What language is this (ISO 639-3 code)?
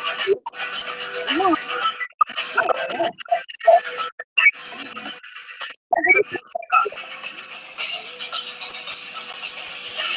tam